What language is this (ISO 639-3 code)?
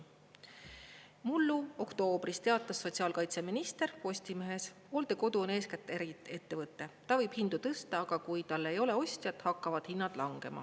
est